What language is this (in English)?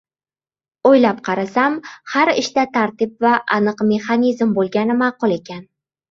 Uzbek